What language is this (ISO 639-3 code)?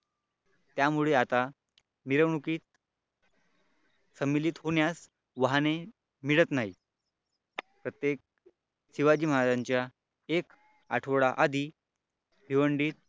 mar